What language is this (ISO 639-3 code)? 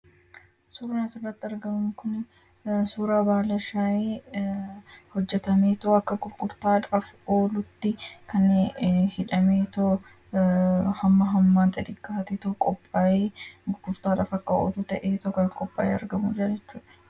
orm